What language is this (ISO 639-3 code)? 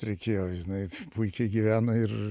lit